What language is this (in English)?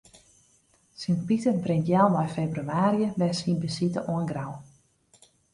Western Frisian